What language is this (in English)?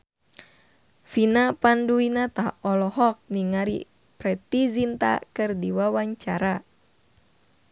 Sundanese